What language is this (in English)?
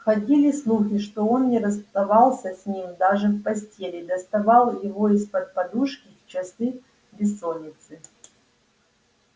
Russian